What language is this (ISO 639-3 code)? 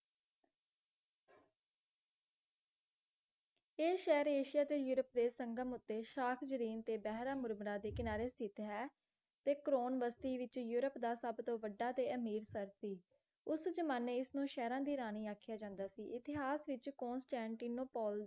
pan